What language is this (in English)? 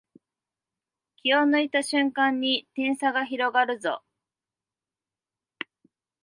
Japanese